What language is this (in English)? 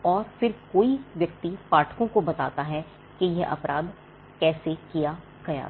Hindi